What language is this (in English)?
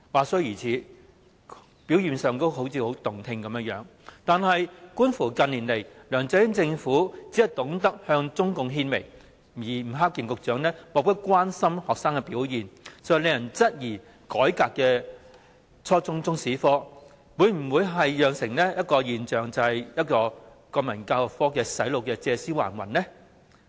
Cantonese